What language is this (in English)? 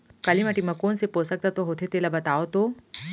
Chhattisgarhi